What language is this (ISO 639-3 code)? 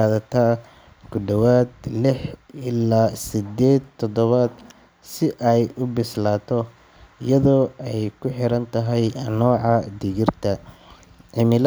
som